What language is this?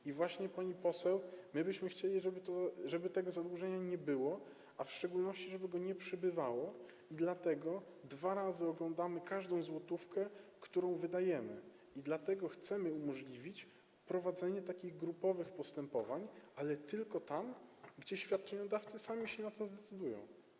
Polish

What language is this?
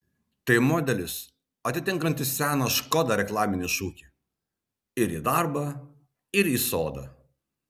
Lithuanian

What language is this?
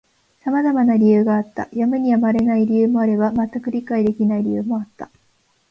Japanese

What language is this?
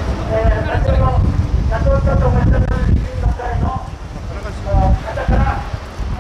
Japanese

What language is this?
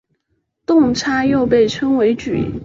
Chinese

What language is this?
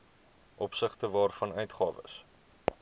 Afrikaans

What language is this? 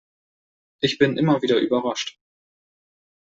German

